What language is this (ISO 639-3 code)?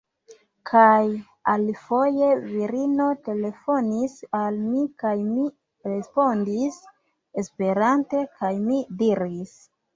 epo